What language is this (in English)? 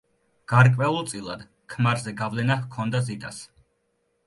Georgian